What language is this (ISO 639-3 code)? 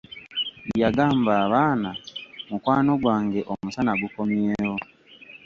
lug